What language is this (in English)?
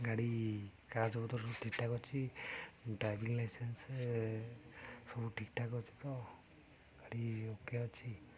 Odia